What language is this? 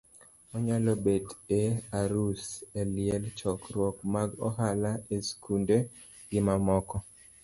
Luo (Kenya and Tanzania)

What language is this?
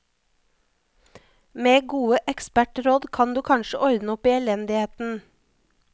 Norwegian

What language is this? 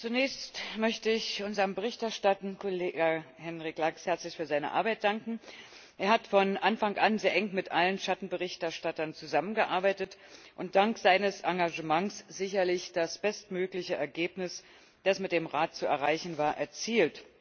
German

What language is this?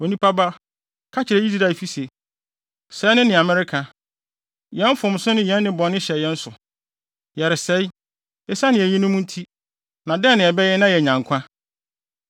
Akan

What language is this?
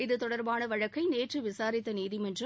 Tamil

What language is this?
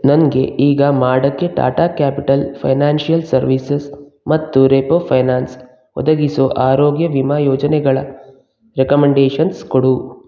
Kannada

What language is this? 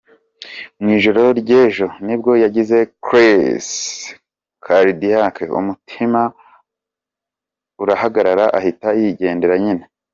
Kinyarwanda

